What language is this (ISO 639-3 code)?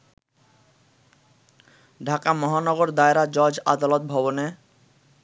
ben